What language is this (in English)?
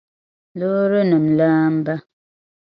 Dagbani